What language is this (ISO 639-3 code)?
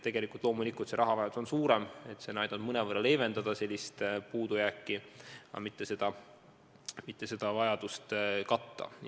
est